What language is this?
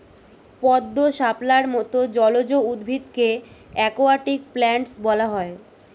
Bangla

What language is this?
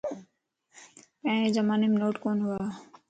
Lasi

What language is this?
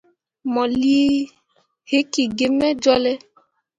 Mundang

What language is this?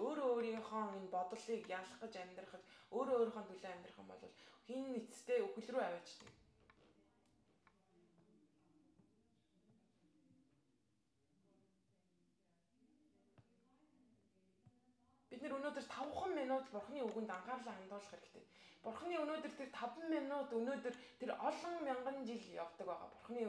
Arabic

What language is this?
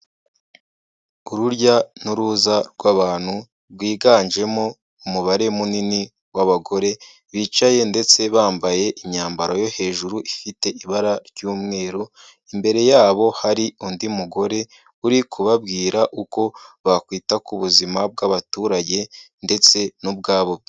Kinyarwanda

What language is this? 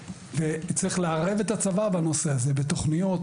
Hebrew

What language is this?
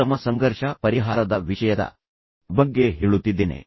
Kannada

